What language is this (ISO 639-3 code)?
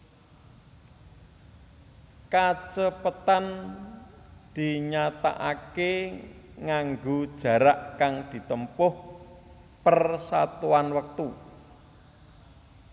jav